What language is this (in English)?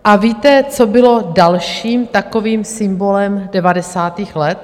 Czech